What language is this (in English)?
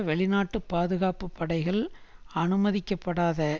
Tamil